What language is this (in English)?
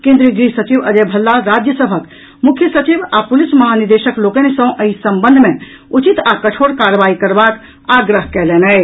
Maithili